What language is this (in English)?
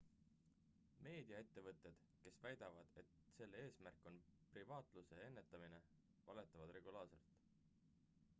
Estonian